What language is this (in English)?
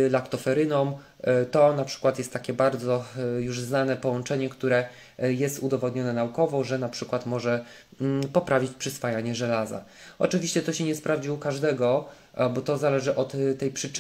Polish